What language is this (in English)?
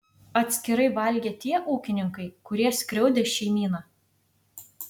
Lithuanian